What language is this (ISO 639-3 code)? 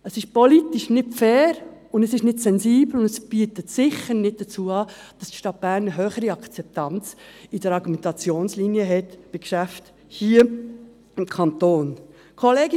gsw